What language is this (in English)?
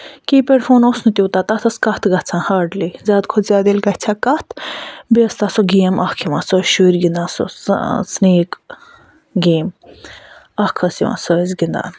Kashmiri